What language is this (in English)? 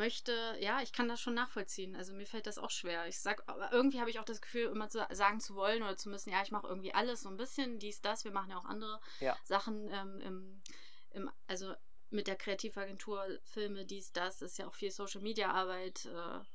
German